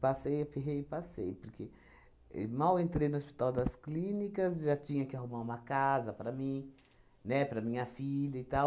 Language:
Portuguese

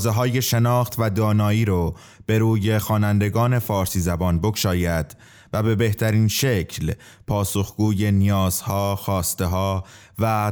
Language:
Persian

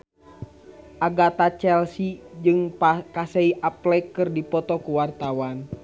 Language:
Sundanese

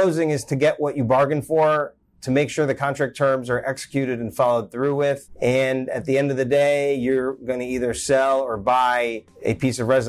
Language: English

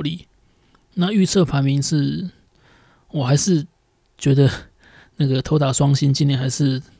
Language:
Chinese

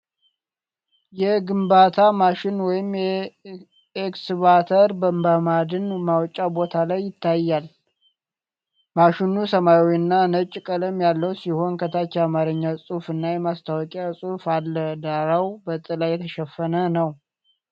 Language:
Amharic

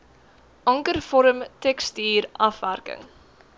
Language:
Afrikaans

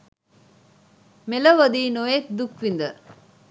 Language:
Sinhala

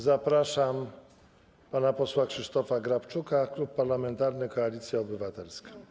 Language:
Polish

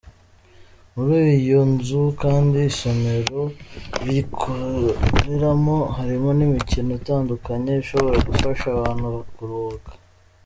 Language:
Kinyarwanda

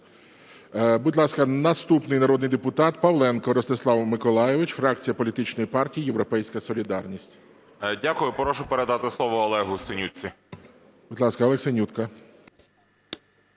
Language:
Ukrainian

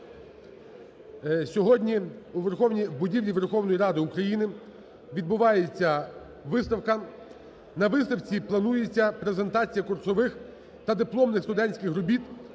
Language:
Ukrainian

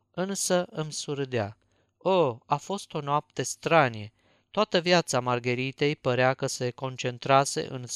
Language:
Romanian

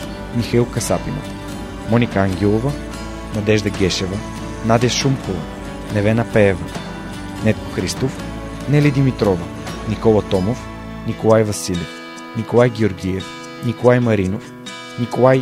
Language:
Bulgarian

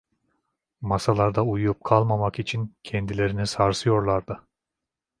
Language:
Turkish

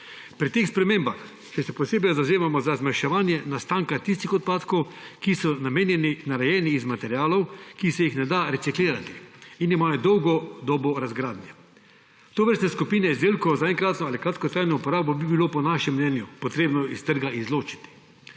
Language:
Slovenian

